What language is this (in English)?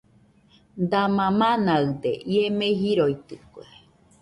Nüpode Huitoto